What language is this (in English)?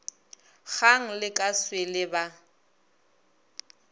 Northern Sotho